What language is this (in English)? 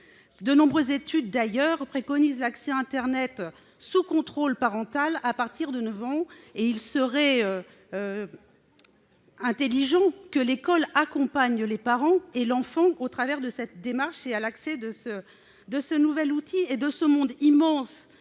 French